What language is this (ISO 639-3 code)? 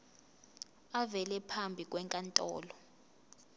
zul